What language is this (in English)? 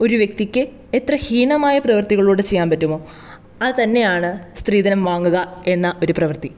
Malayalam